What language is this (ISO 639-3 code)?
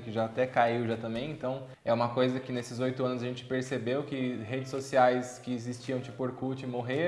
por